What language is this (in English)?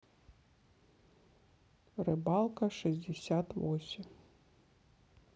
Russian